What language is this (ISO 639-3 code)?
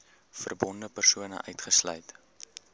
afr